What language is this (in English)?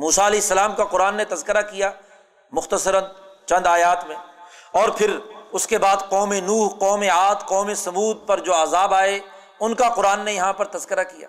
Urdu